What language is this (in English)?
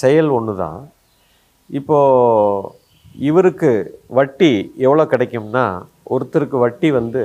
Tamil